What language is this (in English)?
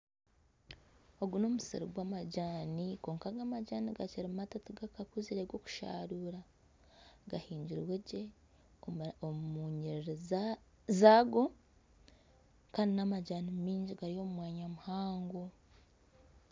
Nyankole